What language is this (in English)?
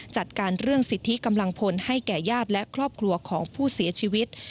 Thai